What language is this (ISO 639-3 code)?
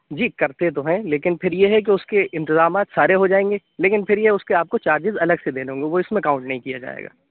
urd